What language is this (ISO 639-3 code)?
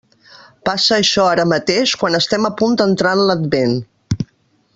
cat